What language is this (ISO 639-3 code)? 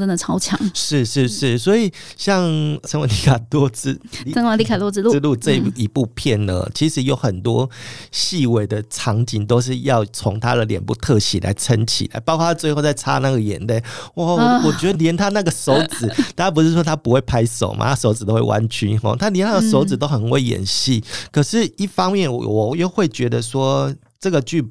zho